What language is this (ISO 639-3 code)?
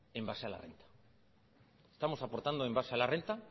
spa